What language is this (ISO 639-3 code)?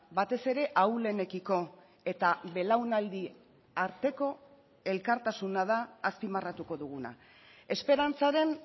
eus